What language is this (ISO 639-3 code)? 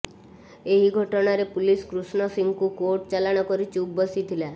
ori